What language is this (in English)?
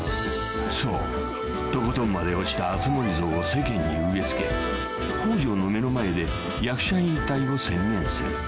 Japanese